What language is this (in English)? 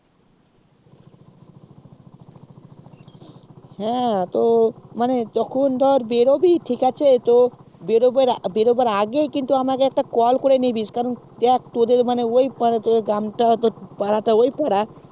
Bangla